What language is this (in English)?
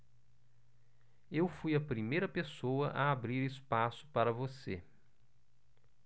Portuguese